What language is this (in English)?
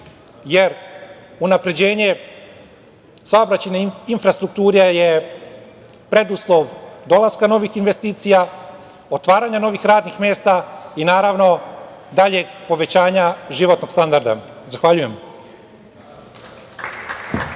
Serbian